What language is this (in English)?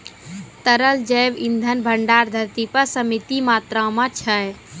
Maithili